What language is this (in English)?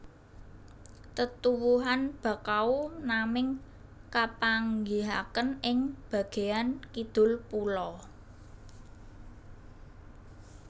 Javanese